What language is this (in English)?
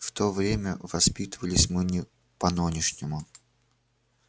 Russian